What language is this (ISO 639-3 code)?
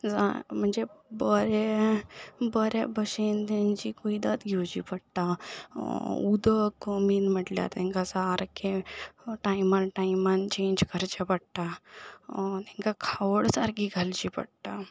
kok